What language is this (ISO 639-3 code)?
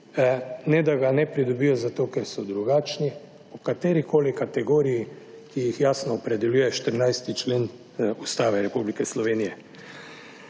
slv